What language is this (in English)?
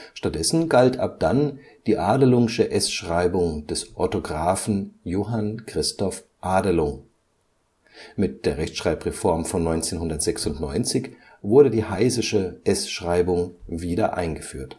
German